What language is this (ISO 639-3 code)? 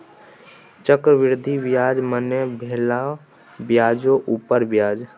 mai